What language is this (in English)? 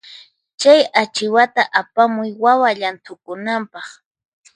Puno Quechua